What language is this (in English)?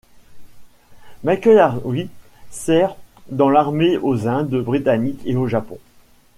French